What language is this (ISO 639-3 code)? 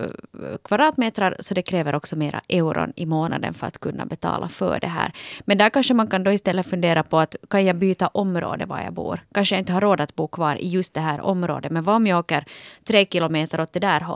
swe